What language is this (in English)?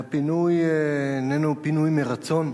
Hebrew